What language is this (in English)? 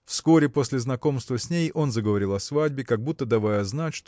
Russian